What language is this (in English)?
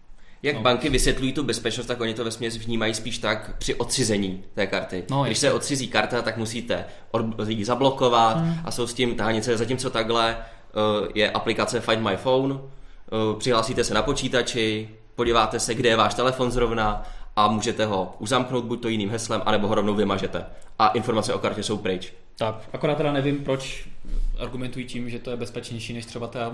Czech